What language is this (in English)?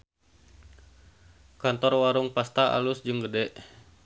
Sundanese